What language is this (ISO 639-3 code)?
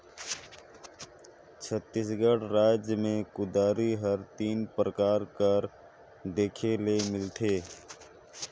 hne